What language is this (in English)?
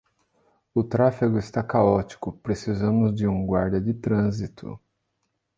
Portuguese